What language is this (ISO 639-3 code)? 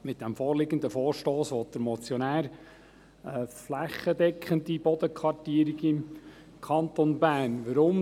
gsw